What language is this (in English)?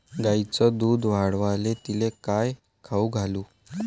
Marathi